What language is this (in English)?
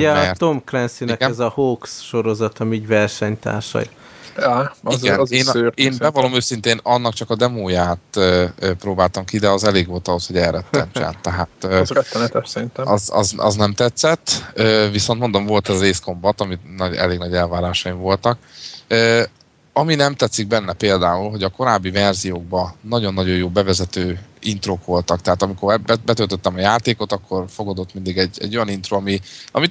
Hungarian